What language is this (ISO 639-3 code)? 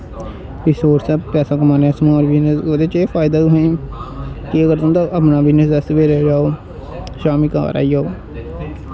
doi